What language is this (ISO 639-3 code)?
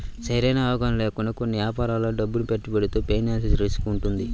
tel